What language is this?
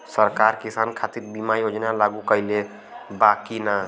Bhojpuri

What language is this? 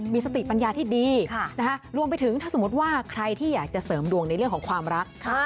Thai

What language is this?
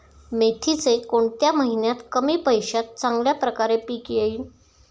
Marathi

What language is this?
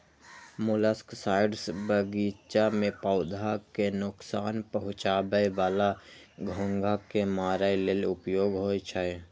Maithili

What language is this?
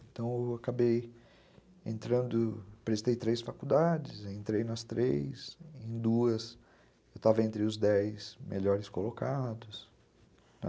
Portuguese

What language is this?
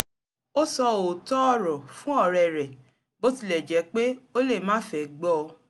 Yoruba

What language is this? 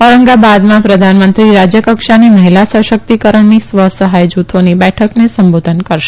Gujarati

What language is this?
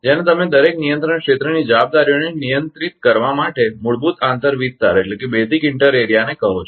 Gujarati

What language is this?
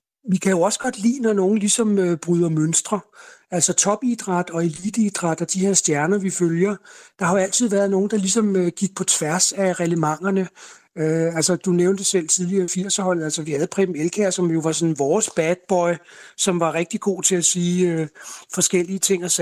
Danish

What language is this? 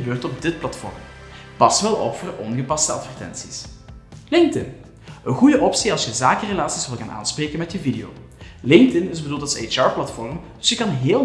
Dutch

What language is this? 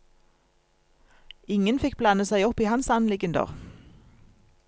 Norwegian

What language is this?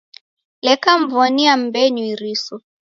Taita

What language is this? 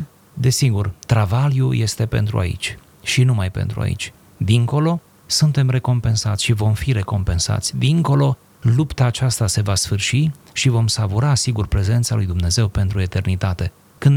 Romanian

